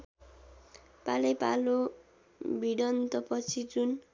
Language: Nepali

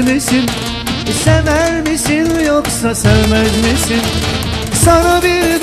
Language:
Turkish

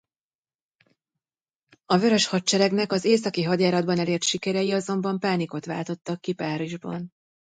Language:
Hungarian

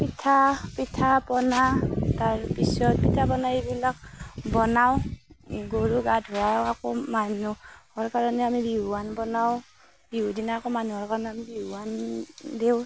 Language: Assamese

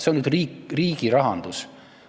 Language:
Estonian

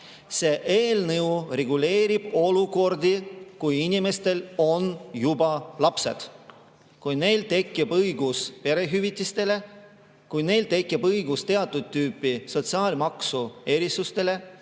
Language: Estonian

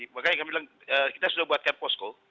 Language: Indonesian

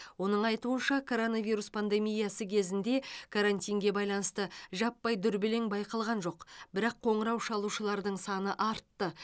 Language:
Kazakh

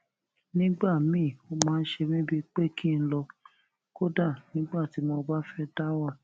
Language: Yoruba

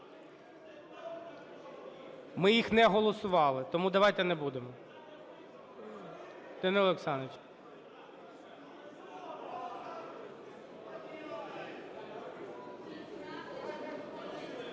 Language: Ukrainian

